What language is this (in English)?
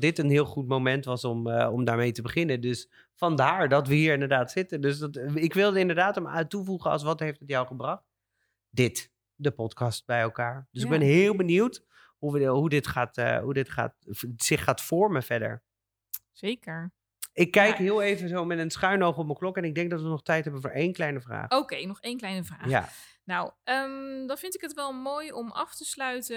Dutch